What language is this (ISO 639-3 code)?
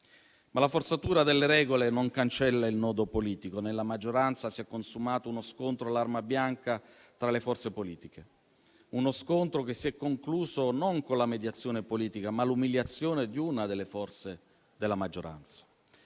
ita